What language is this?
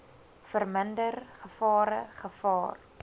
Afrikaans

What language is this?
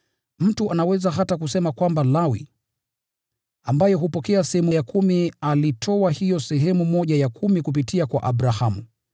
Swahili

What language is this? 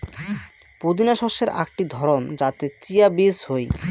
Bangla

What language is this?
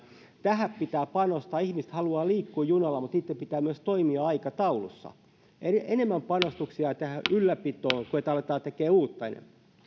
Finnish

